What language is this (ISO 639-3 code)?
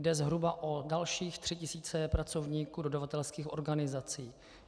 ces